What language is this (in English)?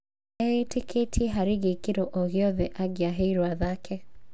Kikuyu